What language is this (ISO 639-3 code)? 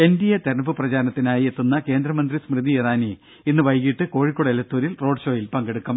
mal